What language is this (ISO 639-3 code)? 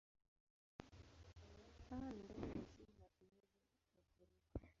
swa